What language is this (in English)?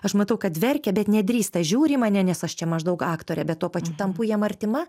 Lithuanian